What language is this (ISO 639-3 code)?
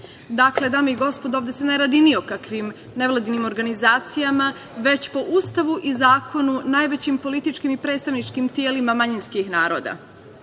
srp